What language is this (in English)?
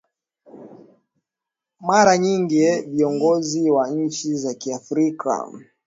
Swahili